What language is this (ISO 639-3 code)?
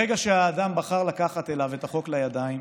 heb